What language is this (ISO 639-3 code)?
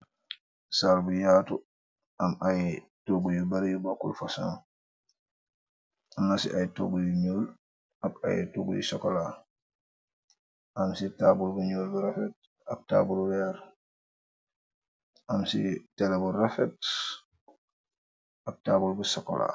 wol